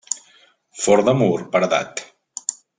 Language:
Catalan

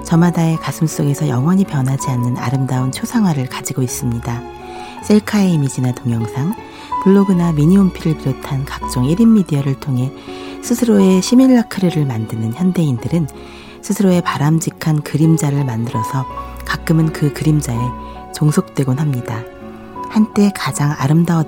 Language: Korean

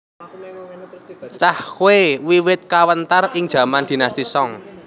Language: Javanese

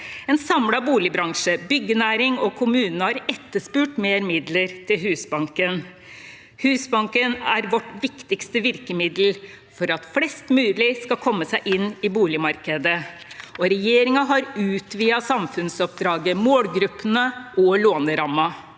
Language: Norwegian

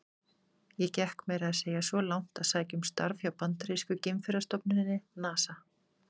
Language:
Icelandic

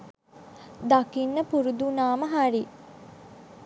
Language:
Sinhala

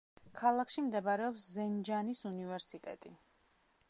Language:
Georgian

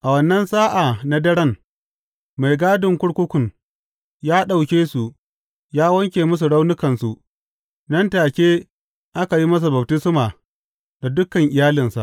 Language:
Hausa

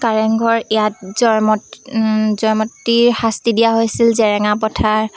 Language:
Assamese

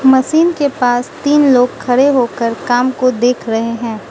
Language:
Hindi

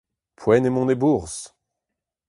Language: Breton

